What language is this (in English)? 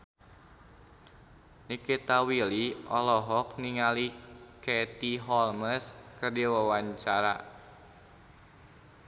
Sundanese